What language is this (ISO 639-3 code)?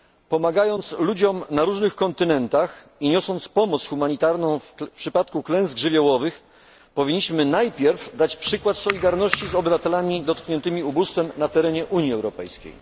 pol